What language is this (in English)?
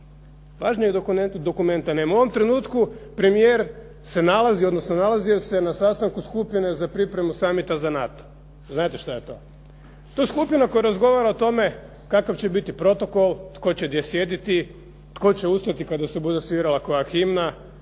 Croatian